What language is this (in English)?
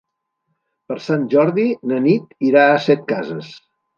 Catalan